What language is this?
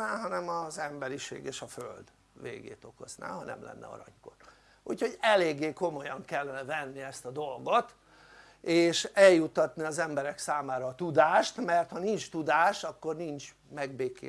Hungarian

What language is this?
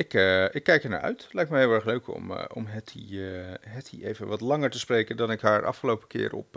Dutch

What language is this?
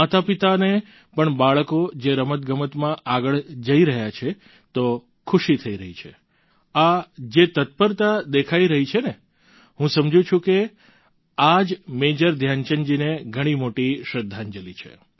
Gujarati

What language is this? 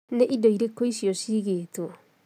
Kikuyu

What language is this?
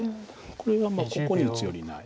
Japanese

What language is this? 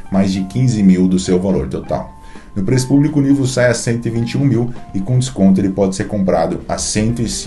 Portuguese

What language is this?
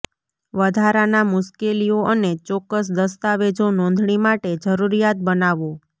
Gujarati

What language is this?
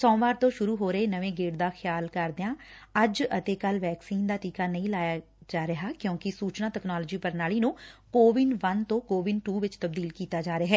Punjabi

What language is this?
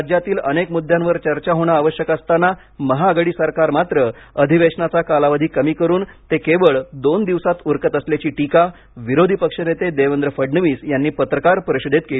Marathi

